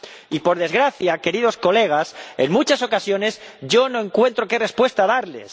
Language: Spanish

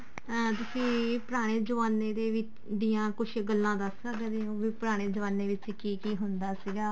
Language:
Punjabi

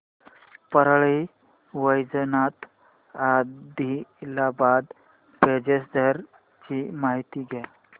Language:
Marathi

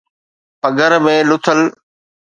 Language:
Sindhi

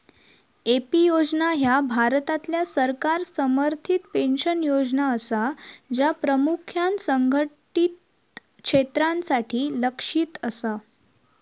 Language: Marathi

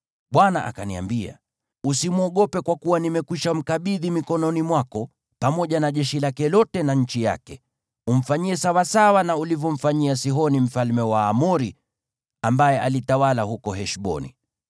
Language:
Swahili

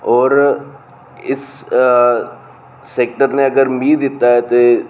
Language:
Dogri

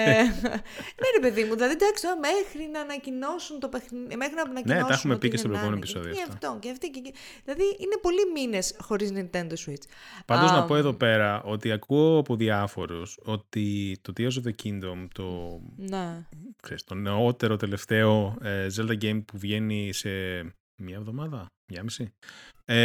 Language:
Greek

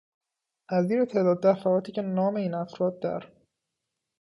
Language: Persian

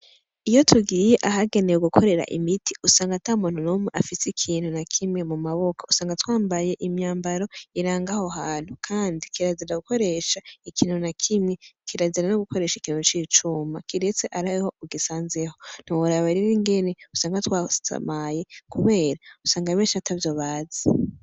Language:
Rundi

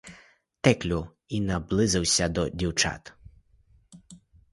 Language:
Ukrainian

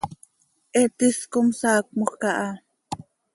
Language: Seri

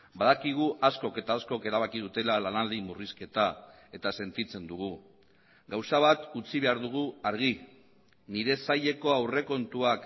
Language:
Basque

